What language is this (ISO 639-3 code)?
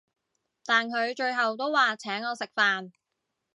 yue